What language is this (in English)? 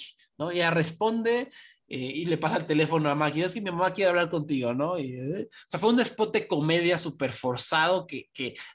Spanish